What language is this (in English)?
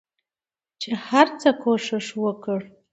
Pashto